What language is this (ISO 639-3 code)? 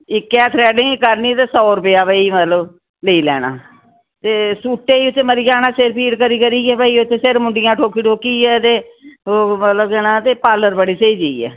doi